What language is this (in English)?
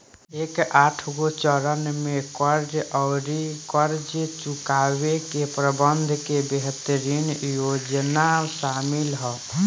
Bhojpuri